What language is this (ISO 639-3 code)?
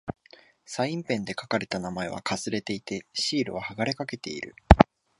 jpn